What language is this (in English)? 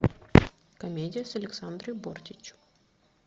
Russian